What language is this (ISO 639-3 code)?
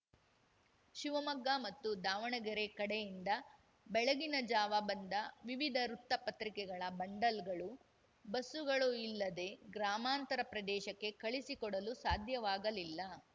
kan